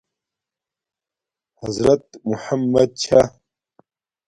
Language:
Domaaki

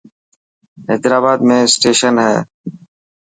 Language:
Dhatki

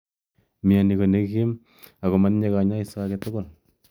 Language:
Kalenjin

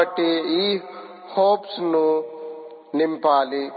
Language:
Telugu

